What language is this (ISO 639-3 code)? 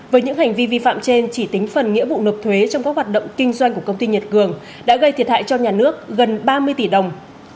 vie